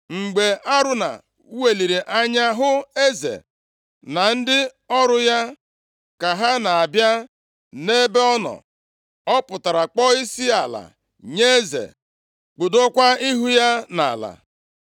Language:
Igbo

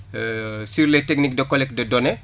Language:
Wolof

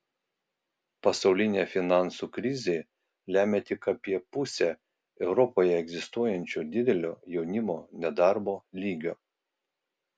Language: Lithuanian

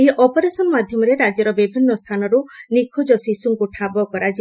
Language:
Odia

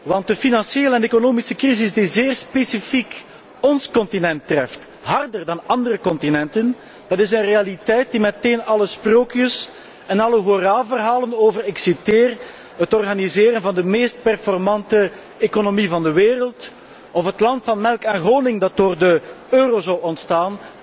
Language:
Dutch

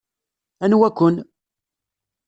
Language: Kabyle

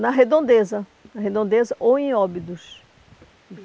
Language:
Portuguese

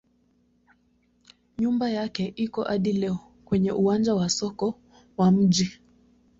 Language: Swahili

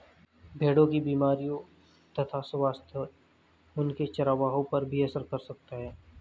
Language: Hindi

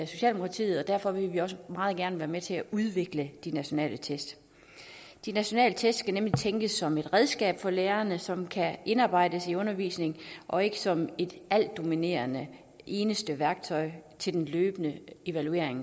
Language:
Danish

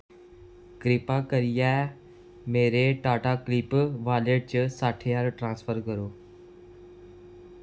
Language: Dogri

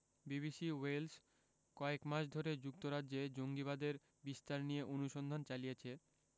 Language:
Bangla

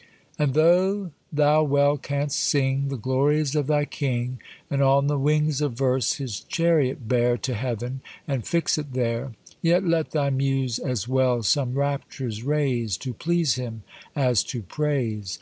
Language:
English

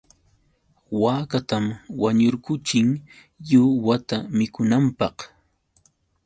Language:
Yauyos Quechua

